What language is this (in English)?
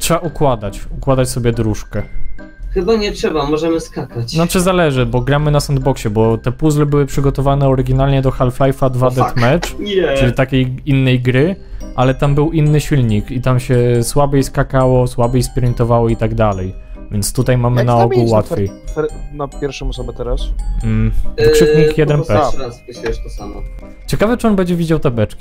Polish